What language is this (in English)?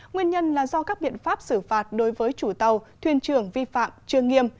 Vietnamese